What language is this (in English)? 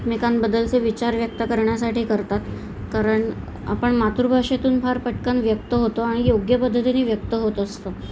Marathi